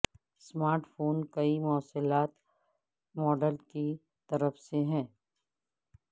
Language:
Urdu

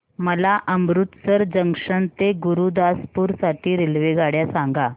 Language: Marathi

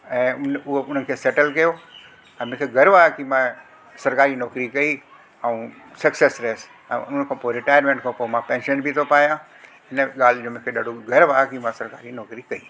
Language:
Sindhi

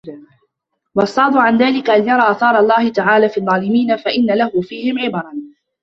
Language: Arabic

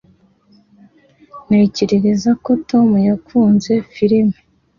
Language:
Kinyarwanda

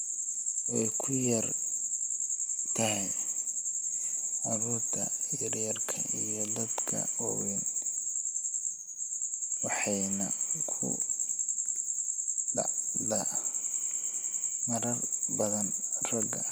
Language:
Somali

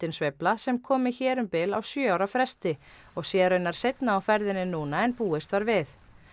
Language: Icelandic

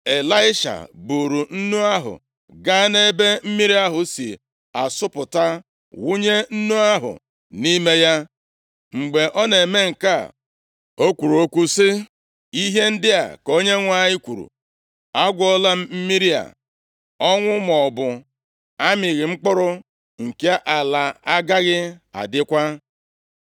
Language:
Igbo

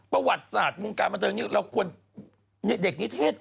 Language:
Thai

